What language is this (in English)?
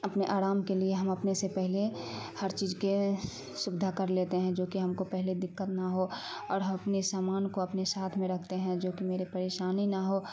Urdu